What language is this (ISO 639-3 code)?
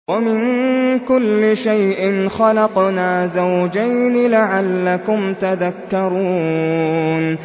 ara